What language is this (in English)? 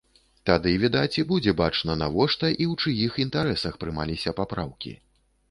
Belarusian